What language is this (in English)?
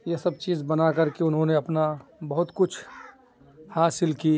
Urdu